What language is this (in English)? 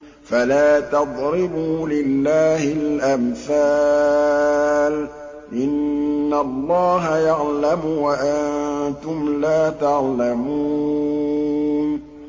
Arabic